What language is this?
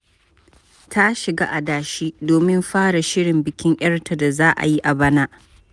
Hausa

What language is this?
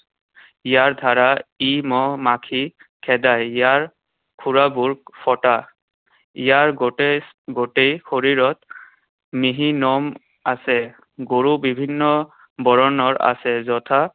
Assamese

